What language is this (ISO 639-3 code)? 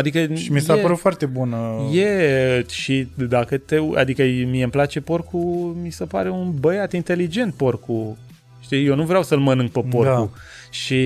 ron